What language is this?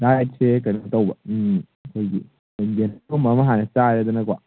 Manipuri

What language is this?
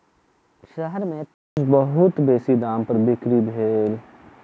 Maithili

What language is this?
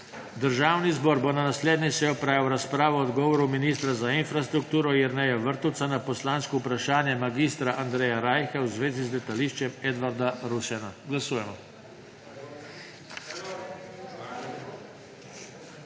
Slovenian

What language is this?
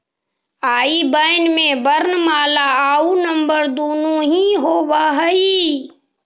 Magahi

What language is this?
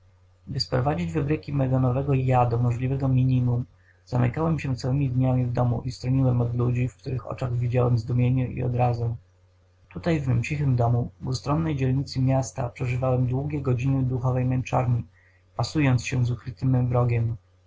Polish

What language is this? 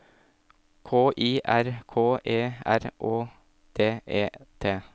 Norwegian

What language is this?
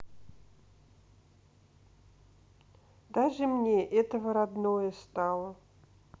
Russian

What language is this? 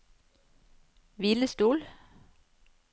Norwegian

